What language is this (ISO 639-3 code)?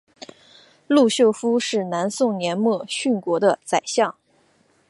zho